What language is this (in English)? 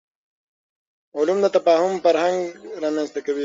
Pashto